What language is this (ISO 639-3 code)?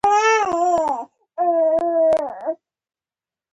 pus